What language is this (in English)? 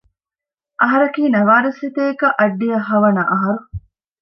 Divehi